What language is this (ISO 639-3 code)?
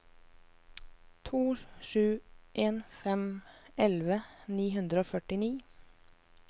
nor